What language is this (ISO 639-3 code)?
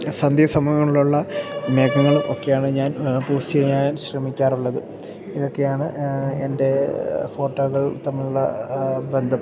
mal